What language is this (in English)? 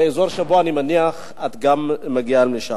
Hebrew